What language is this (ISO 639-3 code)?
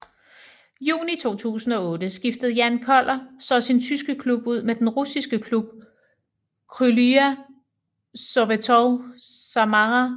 dan